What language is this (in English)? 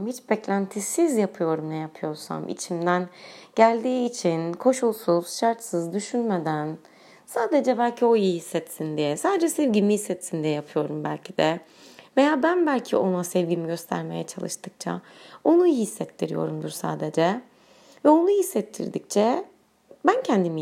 Turkish